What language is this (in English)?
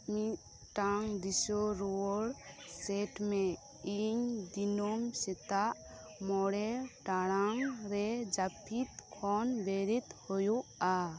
Santali